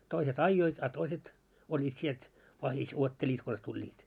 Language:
Finnish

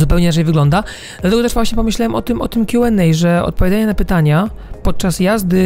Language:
Polish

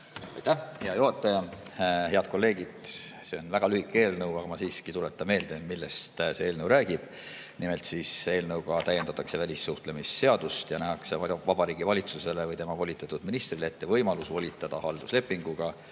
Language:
Estonian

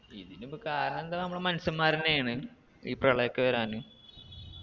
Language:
Malayalam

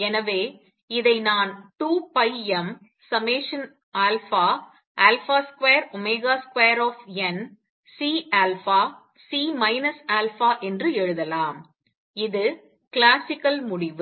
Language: Tamil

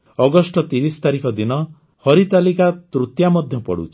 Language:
Odia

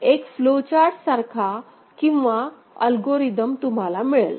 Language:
Marathi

